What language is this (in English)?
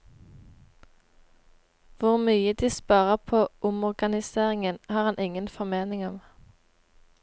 Norwegian